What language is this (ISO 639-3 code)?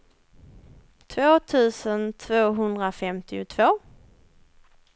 swe